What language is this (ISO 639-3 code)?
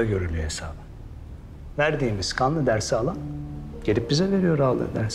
tur